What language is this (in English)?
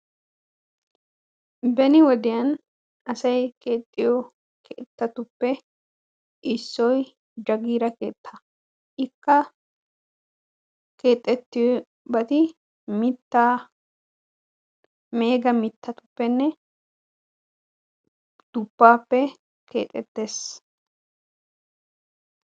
Wolaytta